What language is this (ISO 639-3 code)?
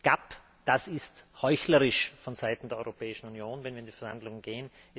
deu